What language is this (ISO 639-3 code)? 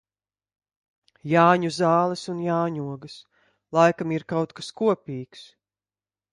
lav